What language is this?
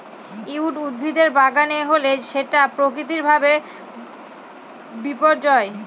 Bangla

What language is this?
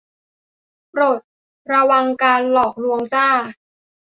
Thai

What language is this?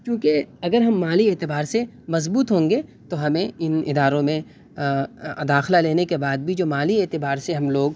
Urdu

